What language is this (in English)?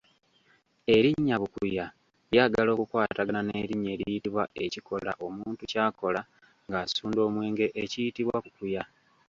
Ganda